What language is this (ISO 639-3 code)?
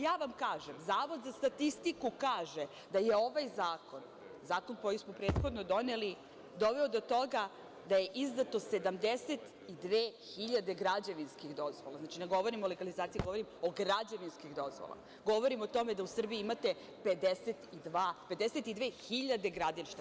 srp